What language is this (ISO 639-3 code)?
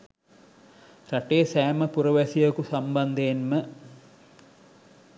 sin